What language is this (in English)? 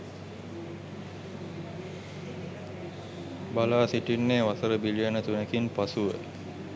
Sinhala